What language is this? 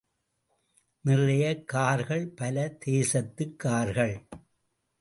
Tamil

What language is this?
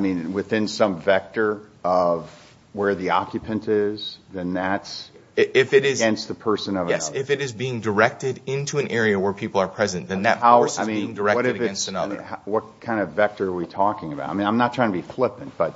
English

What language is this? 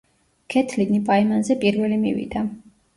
Georgian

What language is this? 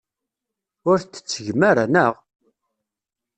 Kabyle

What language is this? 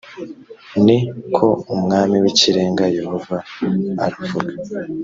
Kinyarwanda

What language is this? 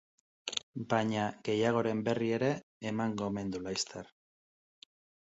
Basque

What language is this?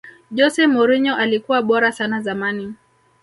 Swahili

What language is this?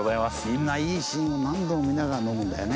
Japanese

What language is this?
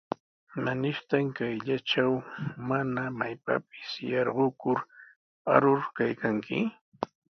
Sihuas Ancash Quechua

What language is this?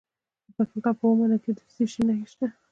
Pashto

